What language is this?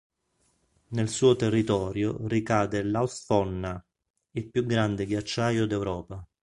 Italian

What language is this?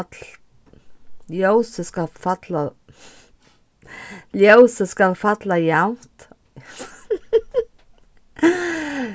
Faroese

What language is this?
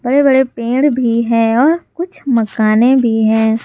Hindi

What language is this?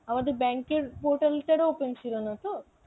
Bangla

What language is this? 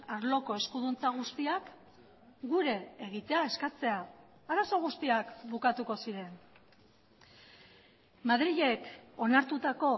Basque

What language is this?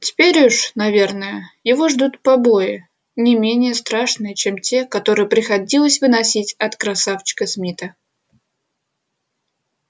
Russian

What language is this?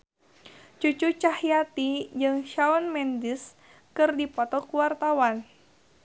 Sundanese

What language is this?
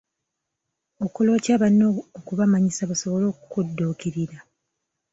Ganda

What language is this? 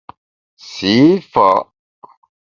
Bamun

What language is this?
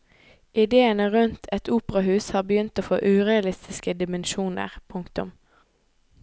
Norwegian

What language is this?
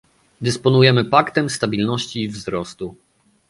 Polish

